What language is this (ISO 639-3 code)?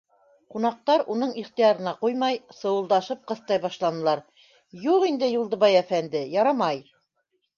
bak